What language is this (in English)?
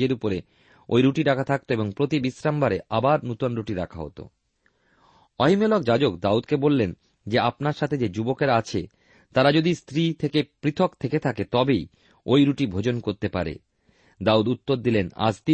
Bangla